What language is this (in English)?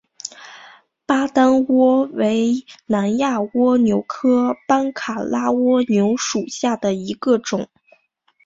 Chinese